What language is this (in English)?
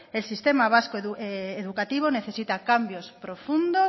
Spanish